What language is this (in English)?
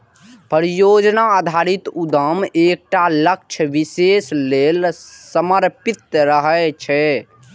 Maithili